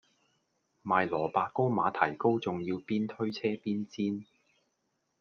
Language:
Cantonese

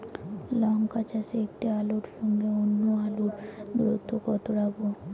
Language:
Bangla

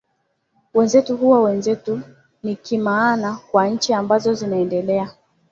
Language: Swahili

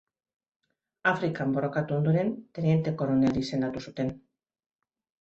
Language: Basque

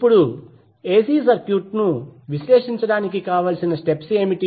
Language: Telugu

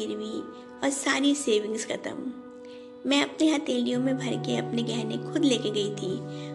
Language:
Hindi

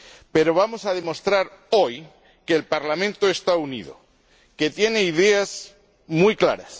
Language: Spanish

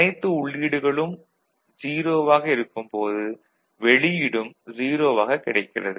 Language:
Tamil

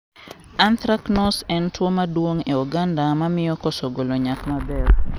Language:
Luo (Kenya and Tanzania)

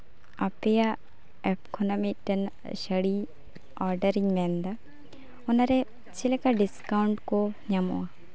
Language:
Santali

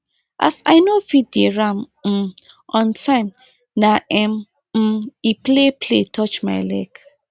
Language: Nigerian Pidgin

